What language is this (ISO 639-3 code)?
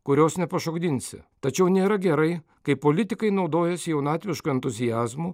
lit